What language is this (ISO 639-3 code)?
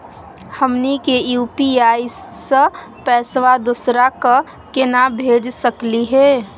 mag